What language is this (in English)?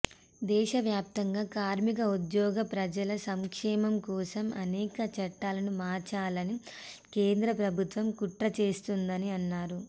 Telugu